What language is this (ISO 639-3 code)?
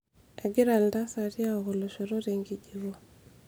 mas